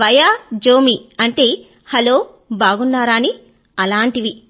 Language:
Telugu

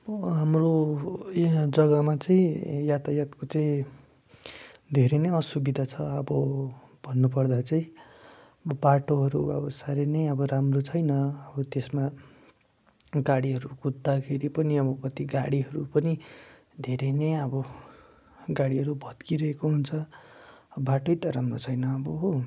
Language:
Nepali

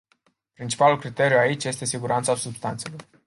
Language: Romanian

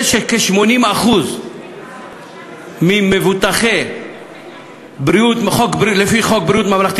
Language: Hebrew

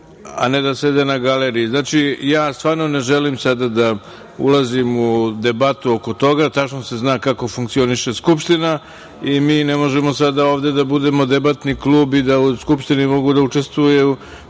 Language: Serbian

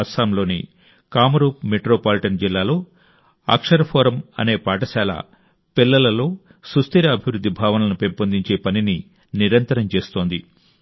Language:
Telugu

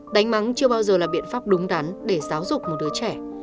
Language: Vietnamese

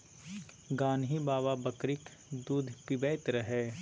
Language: Maithili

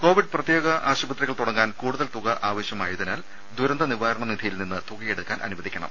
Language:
Malayalam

